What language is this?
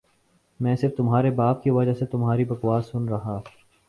Urdu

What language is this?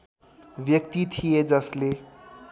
Nepali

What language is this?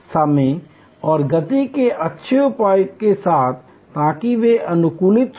Hindi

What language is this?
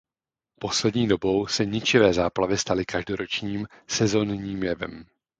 Czech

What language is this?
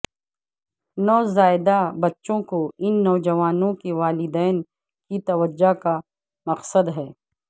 Urdu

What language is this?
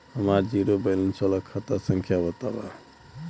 Bhojpuri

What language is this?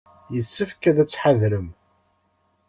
Kabyle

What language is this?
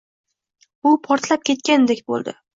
Uzbek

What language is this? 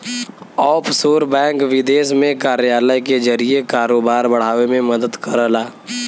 Bhojpuri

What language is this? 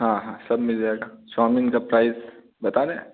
Hindi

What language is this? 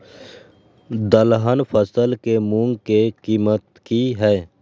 Maithili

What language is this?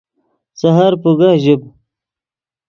Yidgha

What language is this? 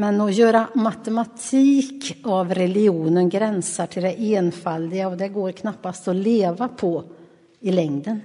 Swedish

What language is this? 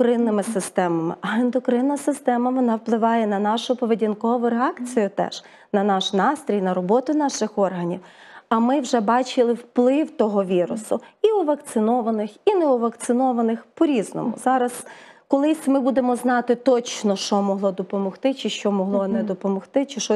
Ukrainian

